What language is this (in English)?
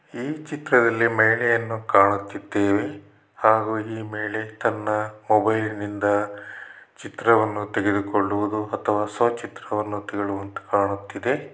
Kannada